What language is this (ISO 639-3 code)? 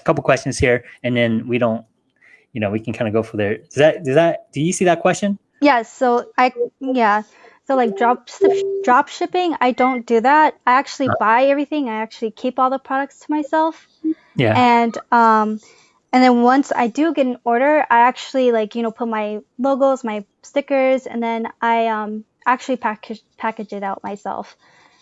eng